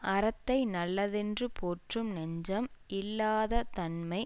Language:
Tamil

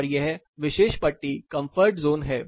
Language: Hindi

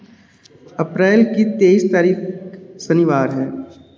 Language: Hindi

